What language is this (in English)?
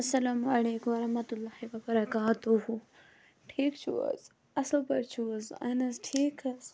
Kashmiri